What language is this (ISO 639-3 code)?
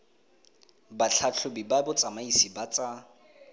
tsn